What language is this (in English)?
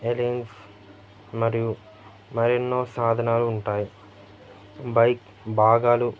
Telugu